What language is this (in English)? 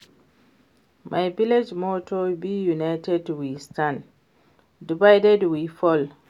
Nigerian Pidgin